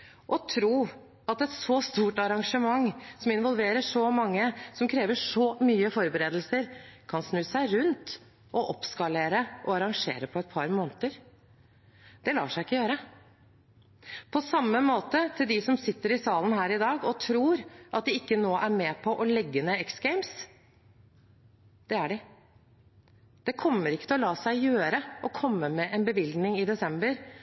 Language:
Norwegian Bokmål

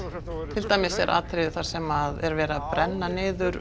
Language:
Icelandic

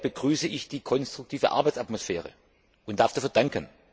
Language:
German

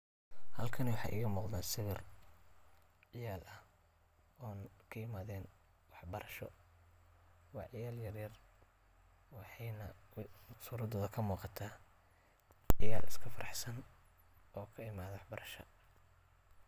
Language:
Somali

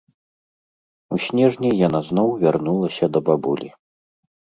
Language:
Belarusian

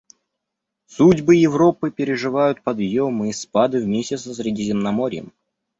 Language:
Russian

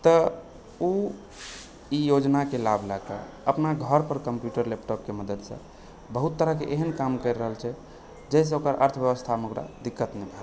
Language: Maithili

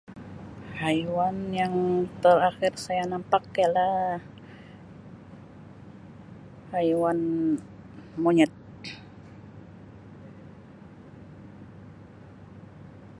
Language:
Sabah Malay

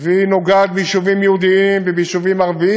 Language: Hebrew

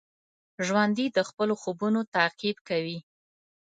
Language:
Pashto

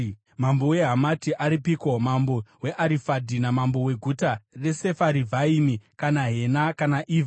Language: Shona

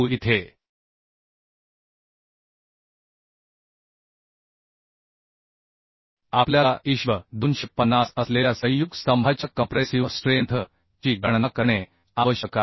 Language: Marathi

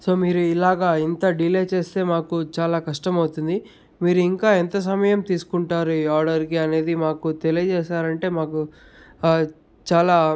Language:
Telugu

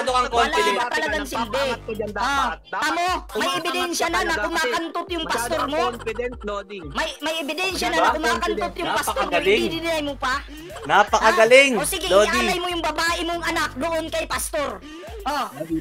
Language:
Filipino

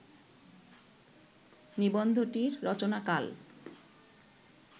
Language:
Bangla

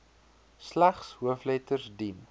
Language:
Afrikaans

